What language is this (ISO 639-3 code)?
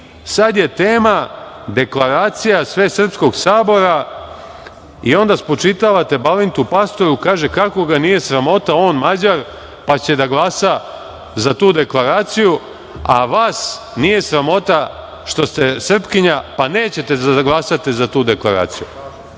srp